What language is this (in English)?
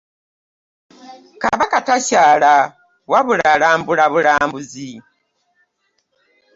Ganda